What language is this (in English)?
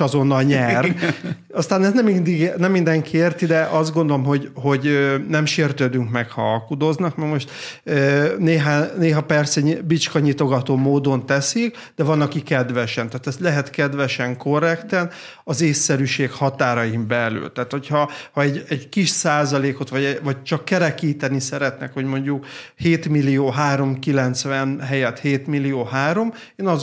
Hungarian